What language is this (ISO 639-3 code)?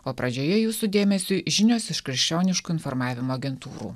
lit